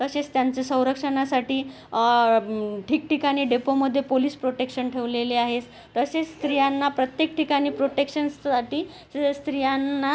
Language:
Marathi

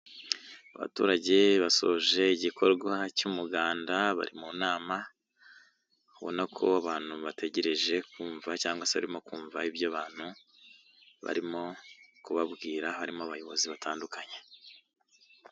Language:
Kinyarwanda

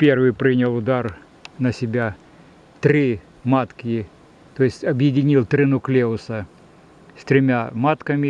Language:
Russian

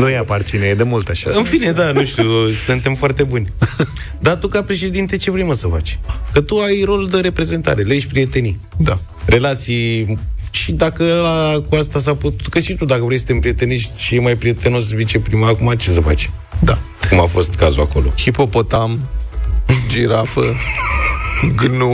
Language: Romanian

